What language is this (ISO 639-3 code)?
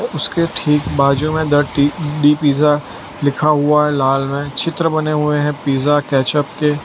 hin